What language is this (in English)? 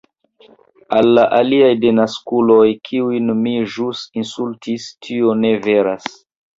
Esperanto